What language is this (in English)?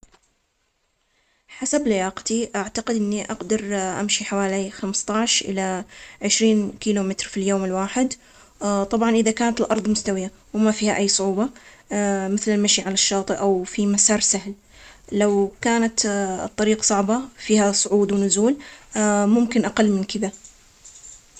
Omani Arabic